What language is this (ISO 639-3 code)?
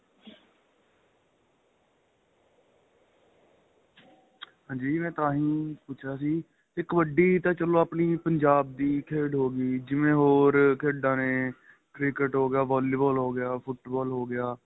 pan